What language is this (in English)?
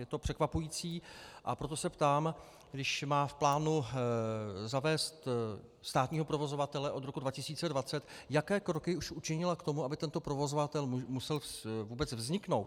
Czech